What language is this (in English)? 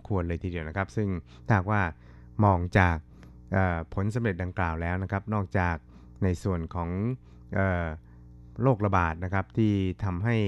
Thai